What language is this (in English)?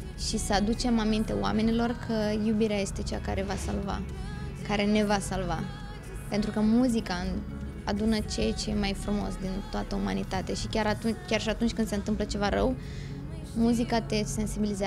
Romanian